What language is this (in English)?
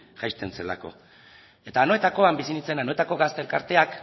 Basque